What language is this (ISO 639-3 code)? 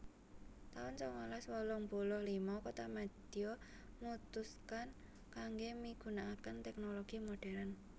jav